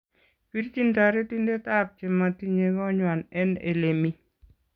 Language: Kalenjin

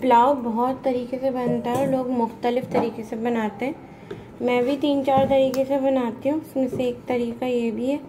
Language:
Hindi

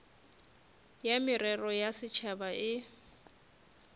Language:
Northern Sotho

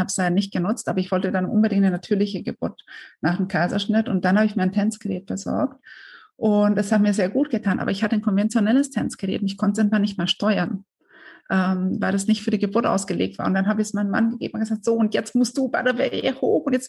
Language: German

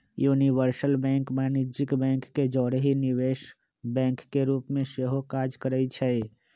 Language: Magahi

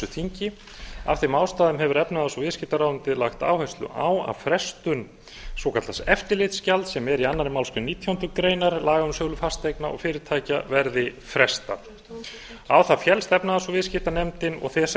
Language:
Icelandic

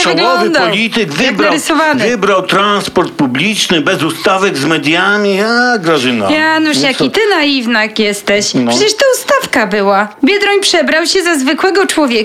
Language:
Polish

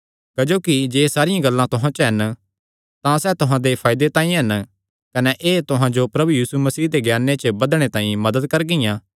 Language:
Kangri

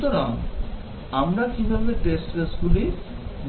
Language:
Bangla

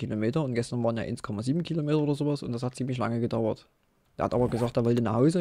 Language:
German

